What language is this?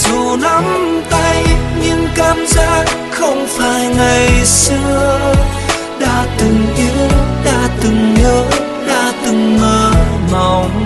Vietnamese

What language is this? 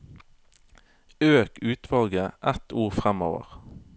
Norwegian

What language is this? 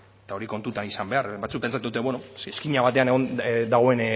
Basque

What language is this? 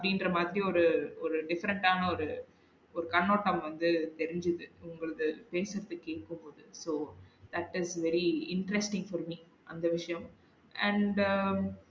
Tamil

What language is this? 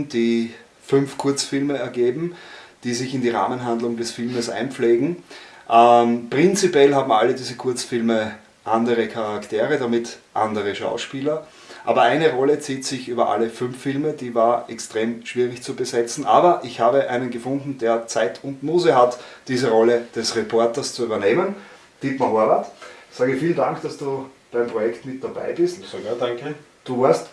German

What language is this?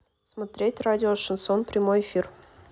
Russian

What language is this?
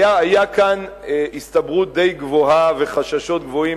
Hebrew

